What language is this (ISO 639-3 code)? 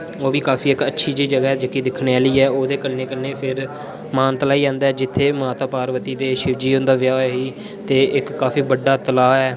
doi